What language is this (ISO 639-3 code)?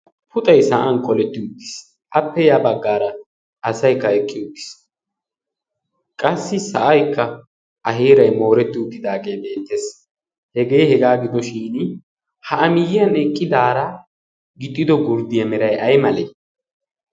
wal